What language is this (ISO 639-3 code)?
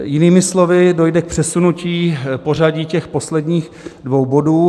ces